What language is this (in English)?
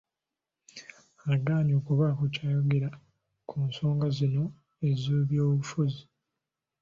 Ganda